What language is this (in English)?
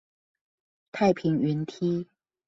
Chinese